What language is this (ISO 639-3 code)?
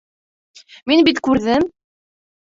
bak